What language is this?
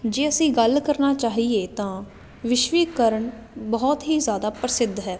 Punjabi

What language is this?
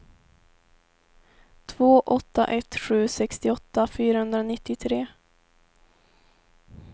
Swedish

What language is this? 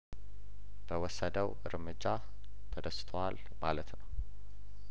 Amharic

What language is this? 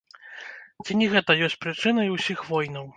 Belarusian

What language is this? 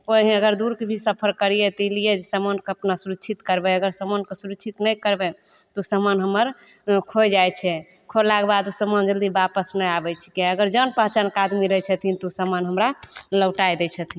Maithili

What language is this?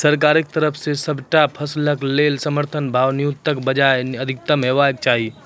Maithili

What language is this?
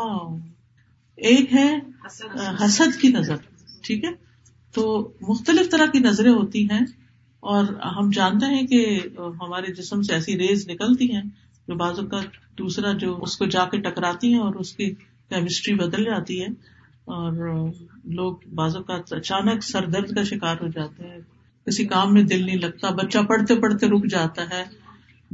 Urdu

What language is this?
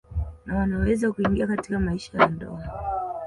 Swahili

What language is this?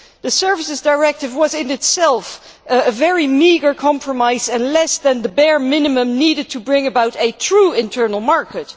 English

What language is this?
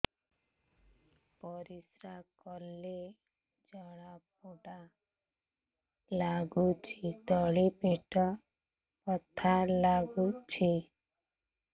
Odia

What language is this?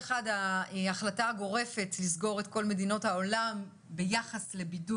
Hebrew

